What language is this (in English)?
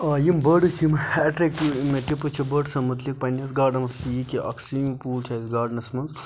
Kashmiri